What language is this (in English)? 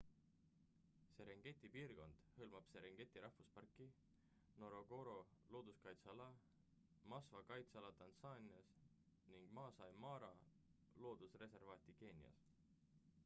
Estonian